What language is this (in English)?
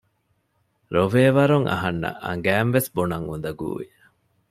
Divehi